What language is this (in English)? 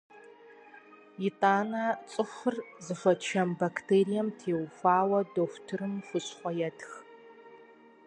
Kabardian